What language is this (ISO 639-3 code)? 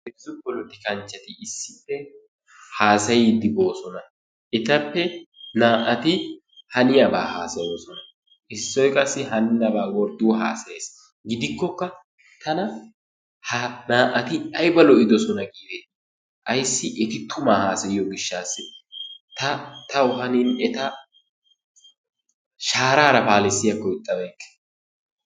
wal